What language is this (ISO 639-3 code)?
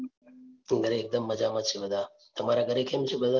guj